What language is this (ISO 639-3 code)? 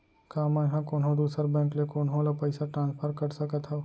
hne